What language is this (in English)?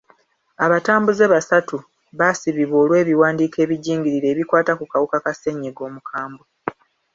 Ganda